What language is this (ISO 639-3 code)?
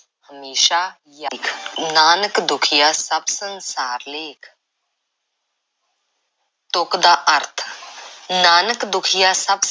pan